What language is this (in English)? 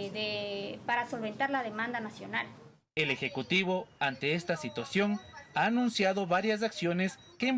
Spanish